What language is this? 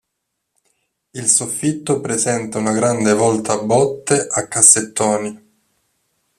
Italian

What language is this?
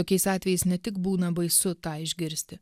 Lithuanian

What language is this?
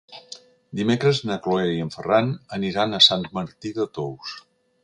Catalan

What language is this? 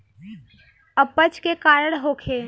Bhojpuri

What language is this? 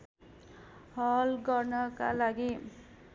Nepali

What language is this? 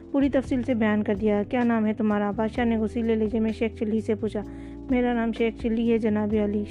Urdu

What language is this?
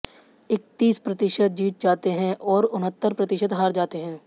Hindi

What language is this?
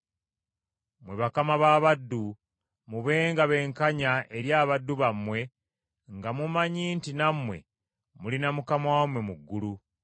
Ganda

